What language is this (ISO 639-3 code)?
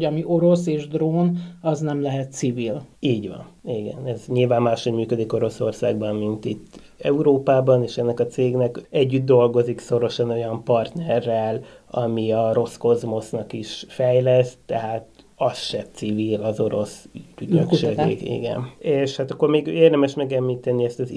hun